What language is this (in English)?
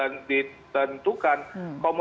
Indonesian